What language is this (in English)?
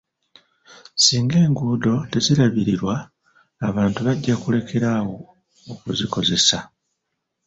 Ganda